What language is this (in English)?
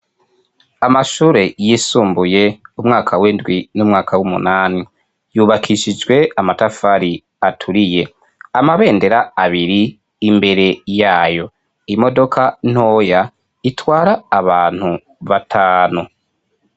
Rundi